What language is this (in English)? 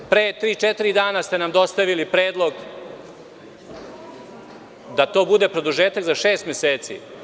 Serbian